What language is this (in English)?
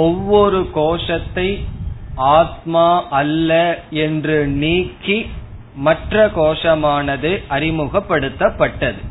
Tamil